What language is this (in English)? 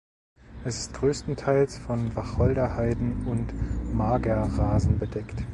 German